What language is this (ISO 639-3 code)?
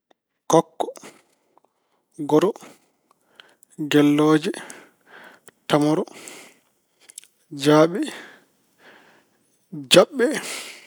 ful